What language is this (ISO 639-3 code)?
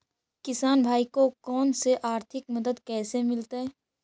mag